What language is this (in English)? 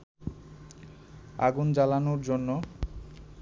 Bangla